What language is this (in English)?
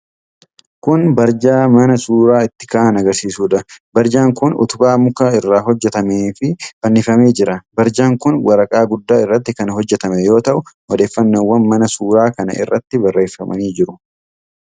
Oromo